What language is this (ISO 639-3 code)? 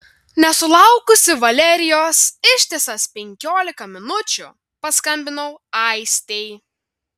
lit